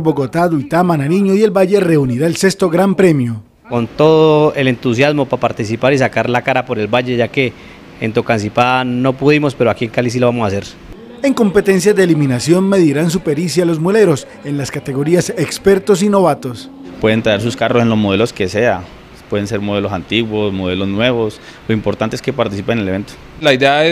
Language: Spanish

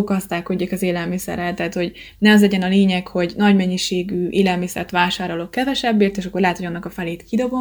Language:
Hungarian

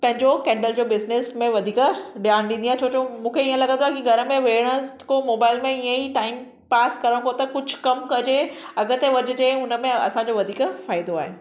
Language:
Sindhi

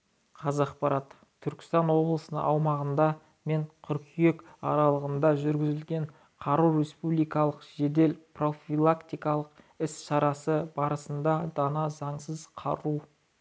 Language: Kazakh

